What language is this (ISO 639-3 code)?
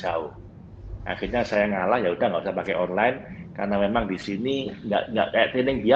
ind